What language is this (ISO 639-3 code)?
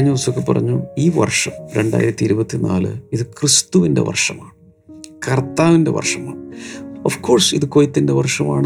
mal